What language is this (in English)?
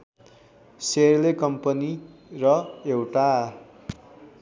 Nepali